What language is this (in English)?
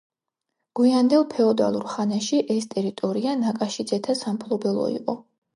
Georgian